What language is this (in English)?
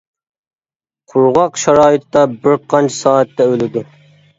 Uyghur